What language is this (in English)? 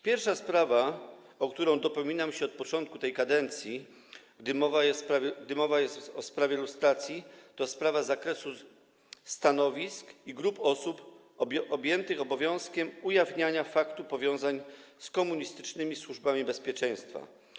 Polish